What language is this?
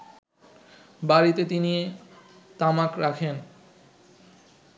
Bangla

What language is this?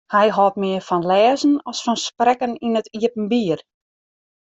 Western Frisian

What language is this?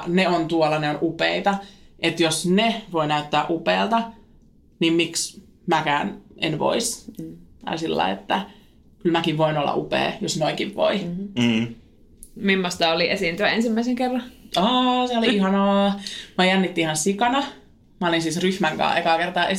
Finnish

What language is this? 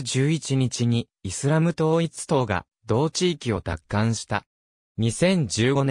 Japanese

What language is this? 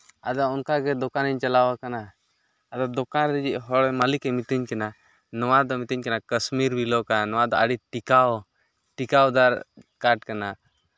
Santali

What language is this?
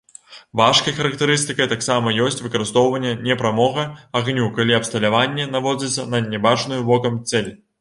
Belarusian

